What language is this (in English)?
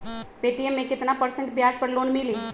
Magahi